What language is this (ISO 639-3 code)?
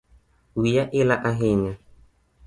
luo